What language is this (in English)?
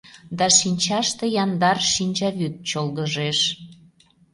Mari